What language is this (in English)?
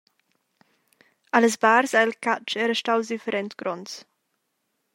Romansh